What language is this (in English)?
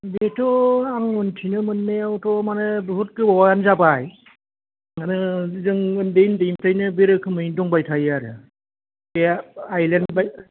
Bodo